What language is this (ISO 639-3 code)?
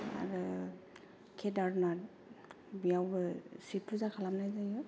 brx